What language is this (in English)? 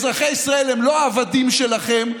Hebrew